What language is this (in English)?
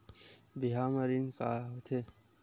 Chhattisgarhi